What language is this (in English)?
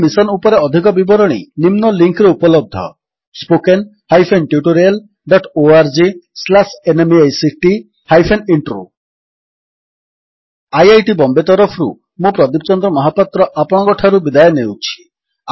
Odia